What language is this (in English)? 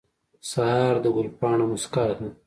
Pashto